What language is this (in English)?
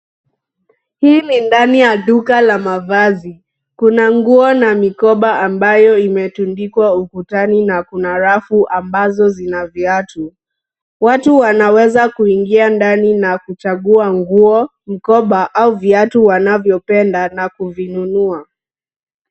Swahili